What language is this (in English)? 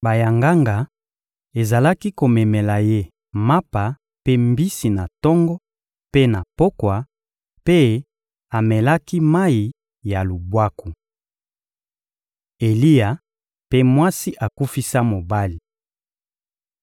Lingala